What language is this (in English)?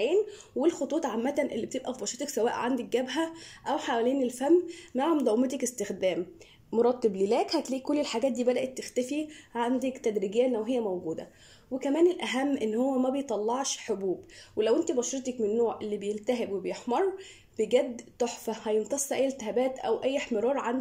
Arabic